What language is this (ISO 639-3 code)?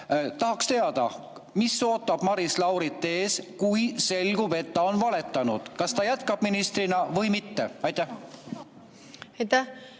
est